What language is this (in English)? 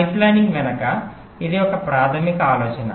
Telugu